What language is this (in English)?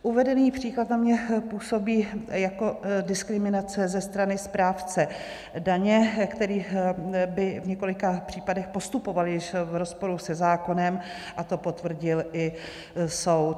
Czech